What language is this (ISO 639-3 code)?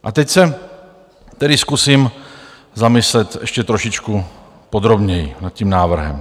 ces